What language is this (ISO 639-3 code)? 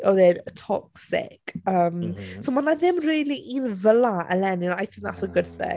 cym